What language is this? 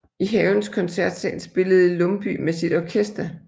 Danish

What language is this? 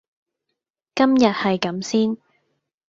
Cantonese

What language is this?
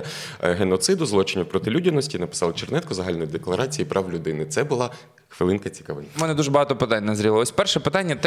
Ukrainian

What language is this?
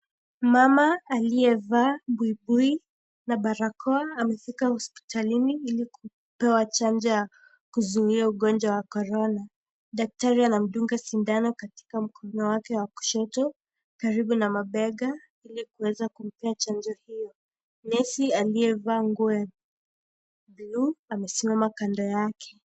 Swahili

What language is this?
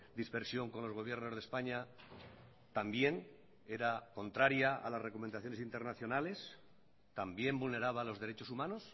Spanish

